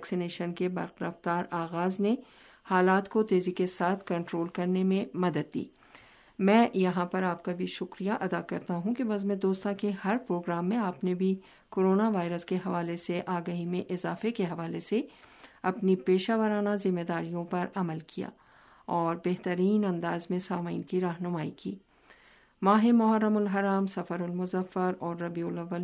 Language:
Urdu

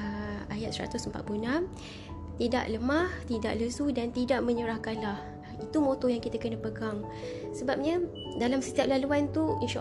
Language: Malay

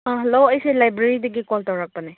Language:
Manipuri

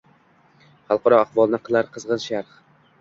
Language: Uzbek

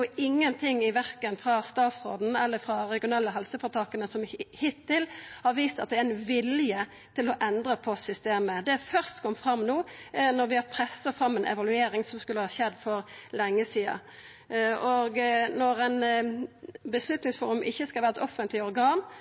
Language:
Norwegian Nynorsk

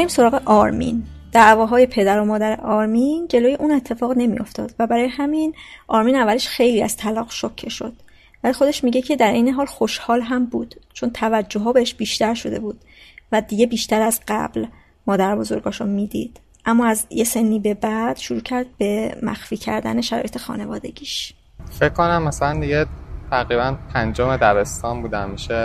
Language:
Persian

